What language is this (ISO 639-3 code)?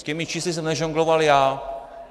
ces